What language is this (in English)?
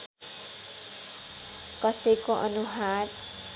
Nepali